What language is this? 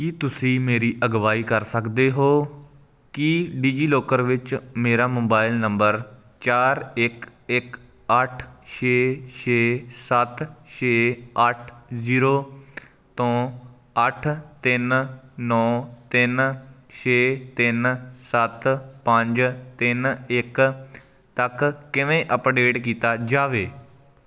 Punjabi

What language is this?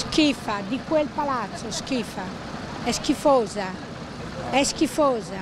Italian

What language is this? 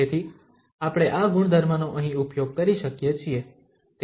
Gujarati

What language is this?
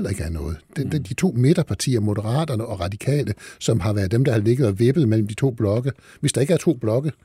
Danish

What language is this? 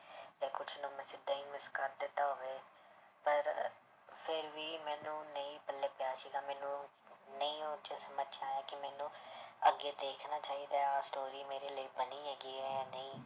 Punjabi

